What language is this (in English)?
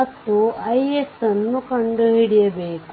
Kannada